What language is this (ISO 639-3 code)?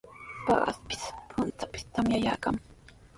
qws